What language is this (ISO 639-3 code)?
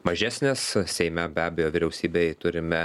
lit